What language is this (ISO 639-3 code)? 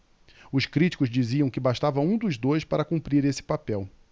por